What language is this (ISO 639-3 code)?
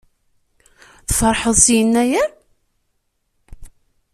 kab